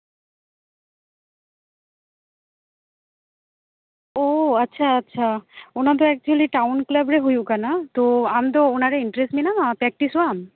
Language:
Santali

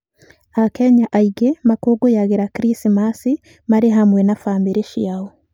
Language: Kikuyu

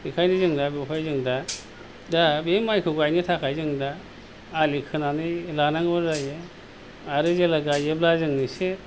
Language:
Bodo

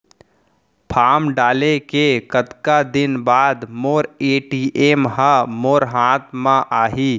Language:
Chhattisgarhi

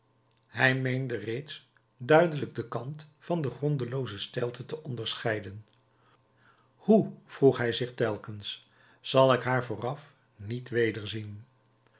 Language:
Dutch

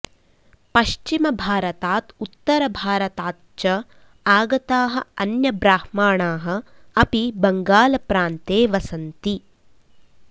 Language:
Sanskrit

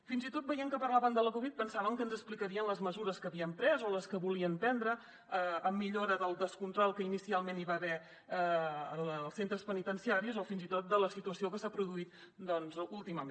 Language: Catalan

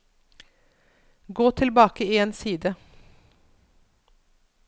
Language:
Norwegian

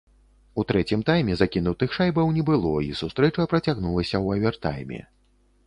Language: Belarusian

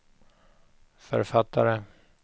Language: Swedish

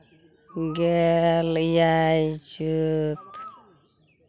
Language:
Santali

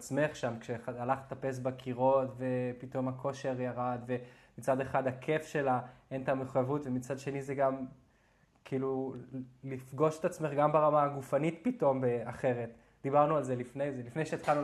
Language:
Hebrew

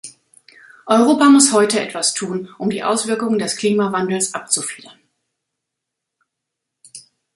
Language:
German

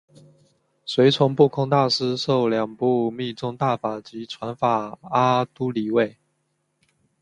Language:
Chinese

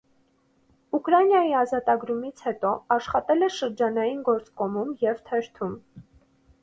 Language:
Armenian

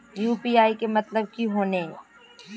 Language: Magahi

